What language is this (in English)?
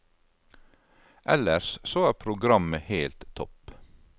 Norwegian